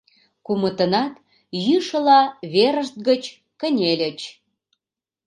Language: Mari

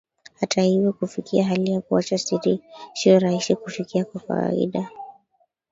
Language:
Swahili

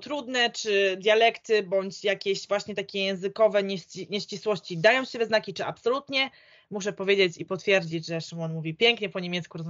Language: Polish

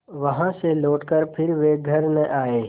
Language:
Hindi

